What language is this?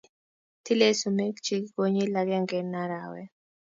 Kalenjin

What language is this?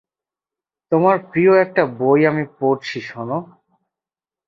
Bangla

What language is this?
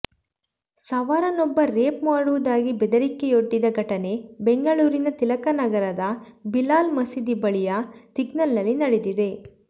Kannada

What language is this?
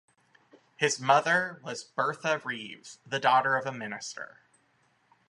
English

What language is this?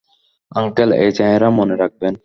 Bangla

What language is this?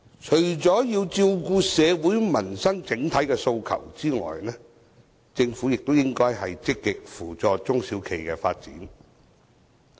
Cantonese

